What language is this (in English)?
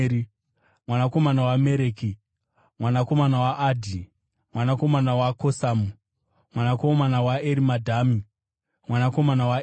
Shona